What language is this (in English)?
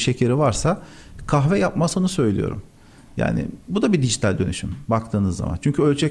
Turkish